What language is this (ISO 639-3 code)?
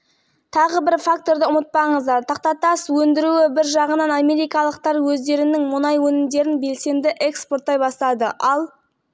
kaz